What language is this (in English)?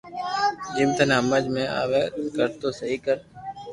Loarki